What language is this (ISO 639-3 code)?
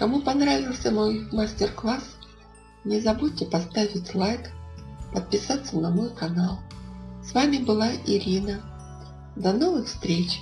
rus